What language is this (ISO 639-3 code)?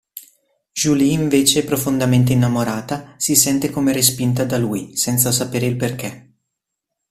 ita